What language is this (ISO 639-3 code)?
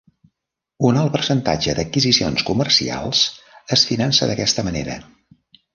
cat